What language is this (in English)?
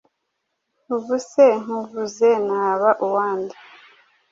Kinyarwanda